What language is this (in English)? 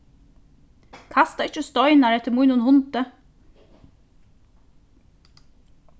Faroese